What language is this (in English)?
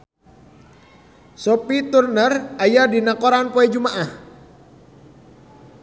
Sundanese